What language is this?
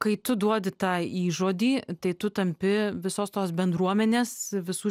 Lithuanian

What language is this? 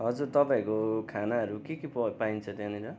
Nepali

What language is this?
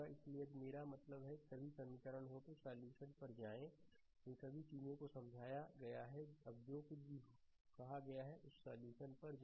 Hindi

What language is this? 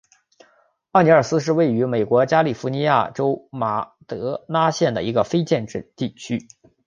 Chinese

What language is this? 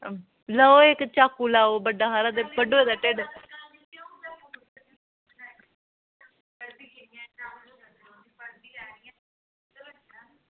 Dogri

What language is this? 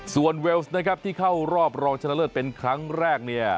Thai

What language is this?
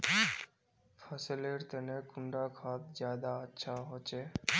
Magahi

